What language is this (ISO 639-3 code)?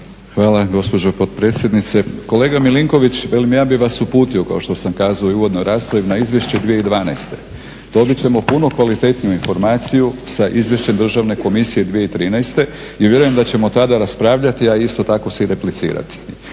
hrv